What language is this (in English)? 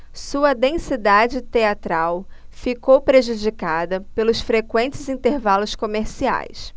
Portuguese